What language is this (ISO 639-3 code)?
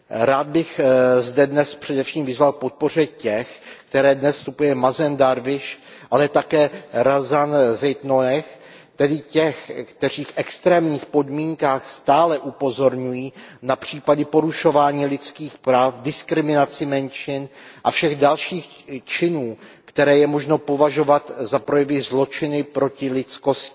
ces